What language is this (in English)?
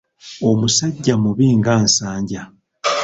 Ganda